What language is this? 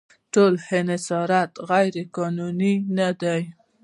Pashto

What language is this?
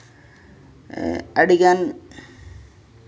Santali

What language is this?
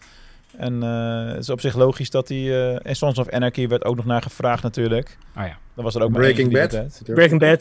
Dutch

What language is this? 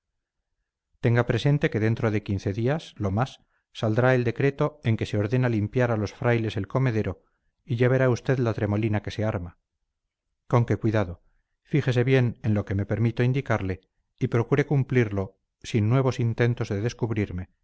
Spanish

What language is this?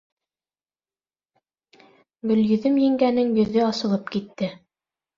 Bashkir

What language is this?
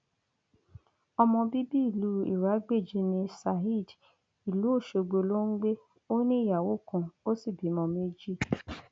Yoruba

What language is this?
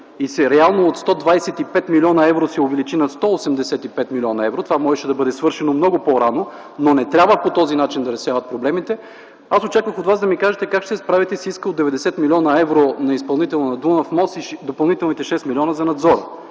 Bulgarian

